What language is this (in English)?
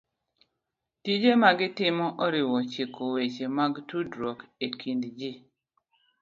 Luo (Kenya and Tanzania)